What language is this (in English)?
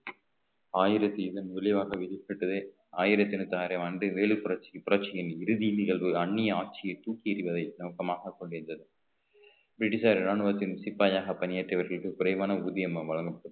Tamil